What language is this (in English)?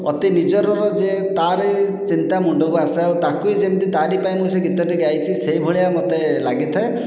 Odia